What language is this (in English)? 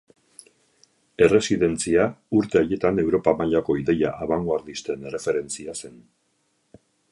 Basque